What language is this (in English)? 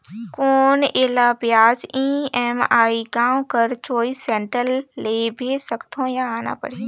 Chhattisgarhi